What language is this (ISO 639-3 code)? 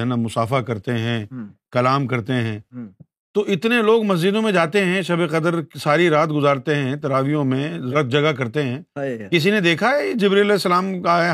urd